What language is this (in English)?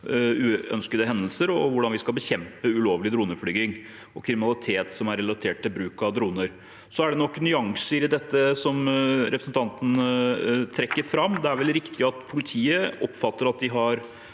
Norwegian